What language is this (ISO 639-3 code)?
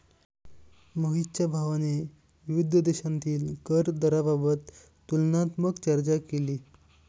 mar